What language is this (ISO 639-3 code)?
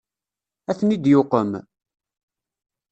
kab